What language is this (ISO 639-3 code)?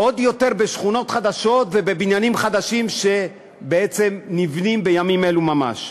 heb